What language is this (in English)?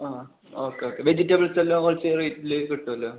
Malayalam